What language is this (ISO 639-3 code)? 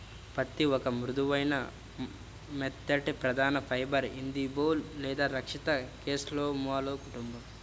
tel